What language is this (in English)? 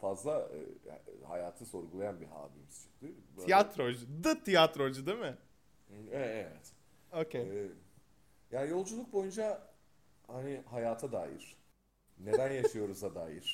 Turkish